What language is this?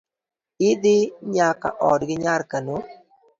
Luo (Kenya and Tanzania)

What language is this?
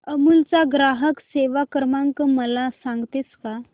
Marathi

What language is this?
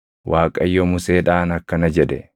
Oromo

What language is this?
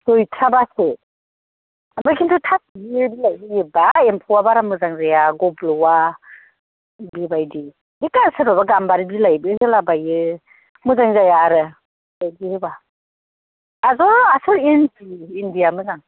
Bodo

